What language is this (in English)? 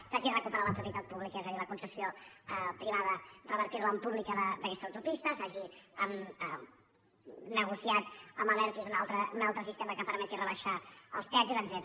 Catalan